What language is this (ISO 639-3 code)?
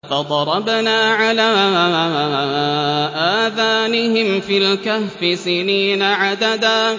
ara